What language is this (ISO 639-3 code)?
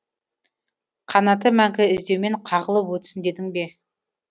kaz